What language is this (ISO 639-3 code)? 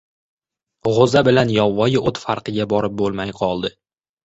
uzb